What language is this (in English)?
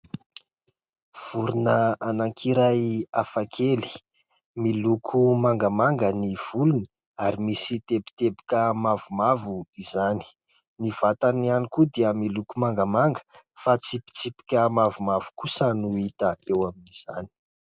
Malagasy